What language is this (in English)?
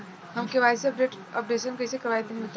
Bhojpuri